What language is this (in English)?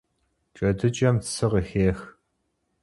Kabardian